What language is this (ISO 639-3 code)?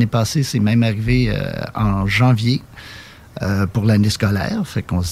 fra